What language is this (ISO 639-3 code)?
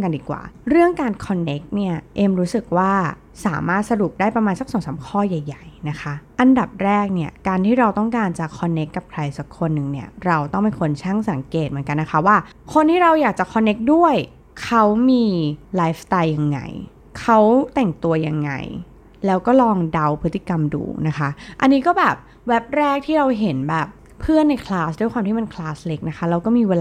tha